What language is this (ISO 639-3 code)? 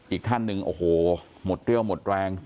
tha